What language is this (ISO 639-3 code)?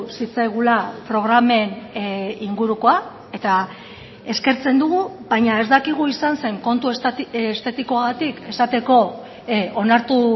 eus